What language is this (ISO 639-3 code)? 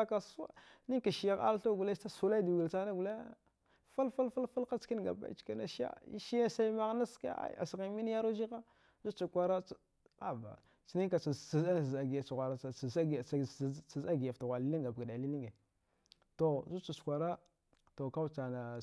dgh